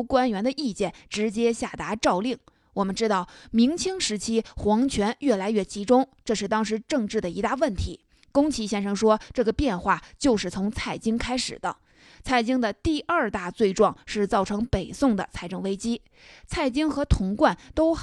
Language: Chinese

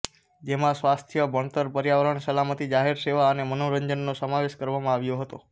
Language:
Gujarati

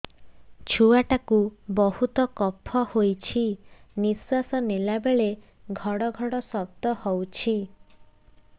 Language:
Odia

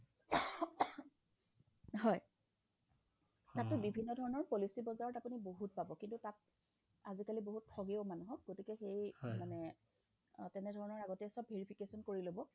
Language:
Assamese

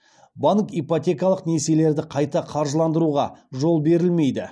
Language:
Kazakh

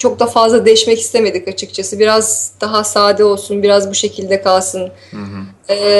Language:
Turkish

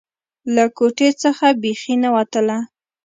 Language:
Pashto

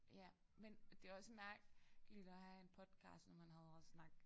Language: Danish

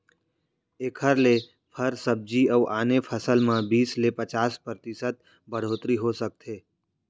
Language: Chhattisgarhi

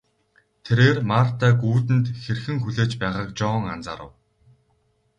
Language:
Mongolian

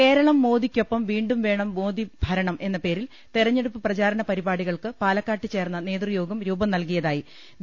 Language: Malayalam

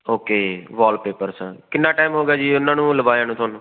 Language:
Punjabi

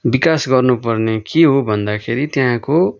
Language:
Nepali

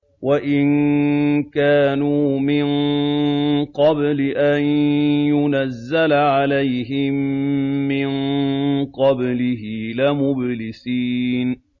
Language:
Arabic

